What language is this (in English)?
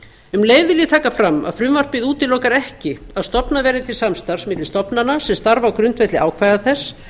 Icelandic